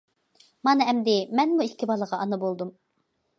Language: Uyghur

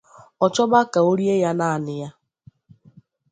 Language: Igbo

